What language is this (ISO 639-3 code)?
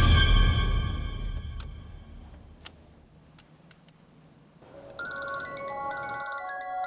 ind